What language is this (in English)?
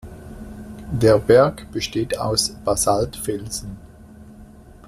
German